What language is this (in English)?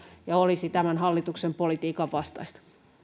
Finnish